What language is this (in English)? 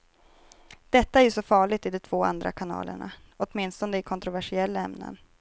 Swedish